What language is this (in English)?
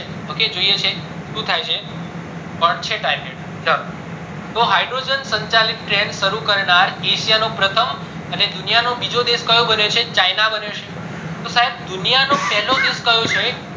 Gujarati